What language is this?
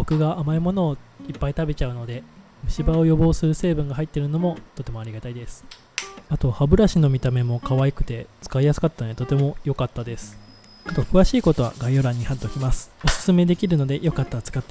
Japanese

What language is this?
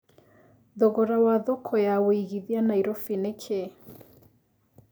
Kikuyu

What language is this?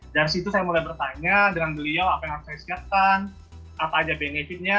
Indonesian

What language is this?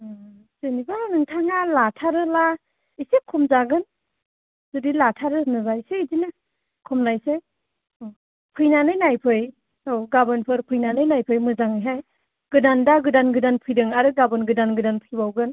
Bodo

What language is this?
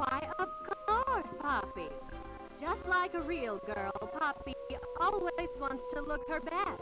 Italian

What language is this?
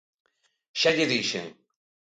Galician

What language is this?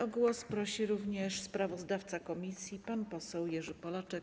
Polish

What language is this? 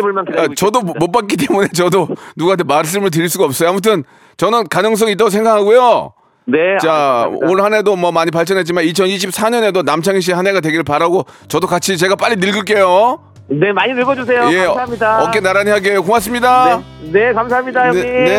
Korean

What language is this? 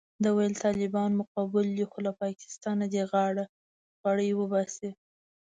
Pashto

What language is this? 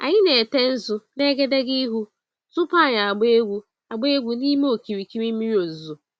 Igbo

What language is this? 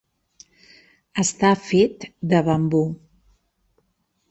Catalan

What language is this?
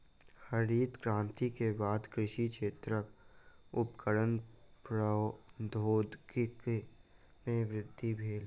Maithili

